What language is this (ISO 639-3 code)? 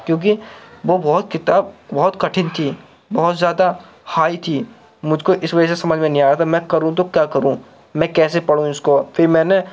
urd